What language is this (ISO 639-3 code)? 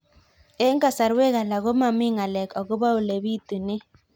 kln